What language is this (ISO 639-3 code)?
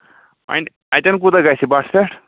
kas